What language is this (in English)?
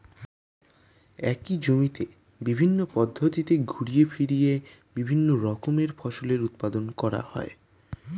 Bangla